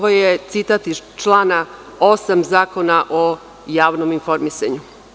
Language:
Serbian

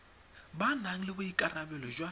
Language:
Tswana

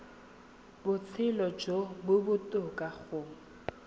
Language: Tswana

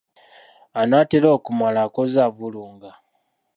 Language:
Ganda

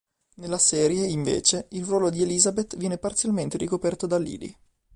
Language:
Italian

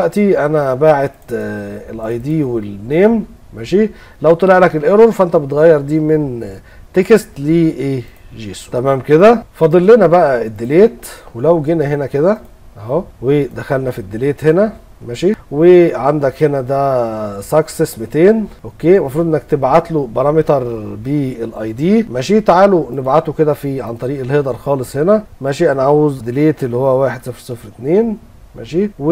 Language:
Arabic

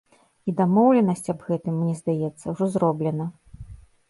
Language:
Belarusian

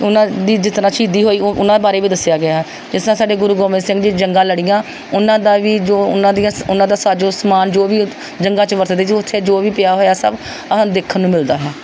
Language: Punjabi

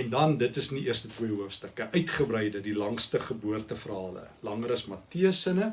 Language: Dutch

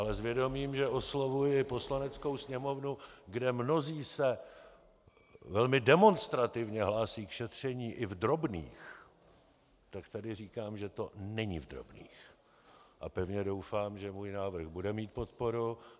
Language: Czech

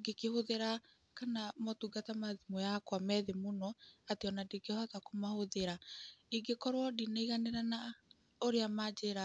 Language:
Kikuyu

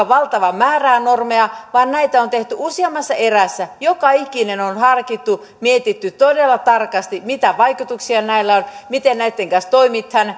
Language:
Finnish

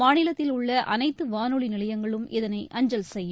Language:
Tamil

